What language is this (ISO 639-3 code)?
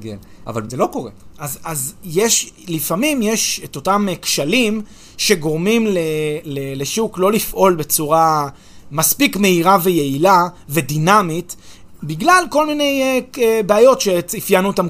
heb